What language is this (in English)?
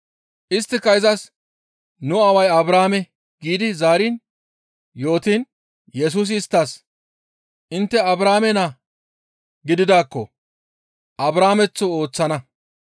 Gamo